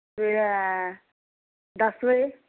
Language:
Dogri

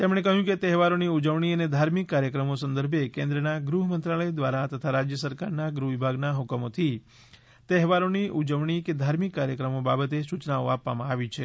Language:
Gujarati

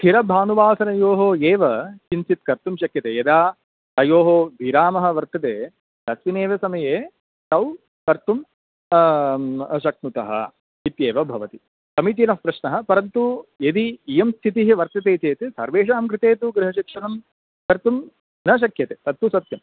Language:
Sanskrit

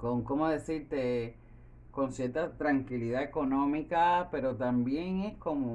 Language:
Spanish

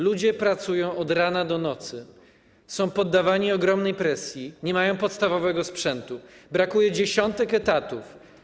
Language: Polish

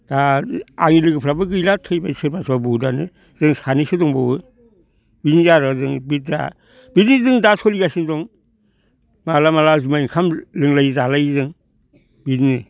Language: Bodo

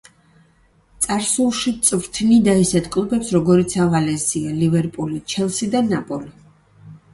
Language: Georgian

